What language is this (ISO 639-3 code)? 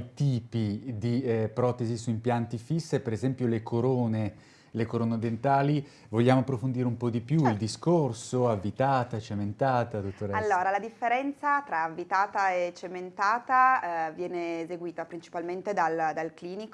ita